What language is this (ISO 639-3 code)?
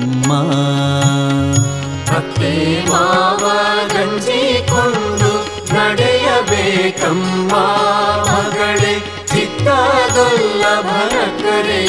kan